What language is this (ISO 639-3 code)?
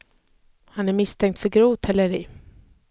swe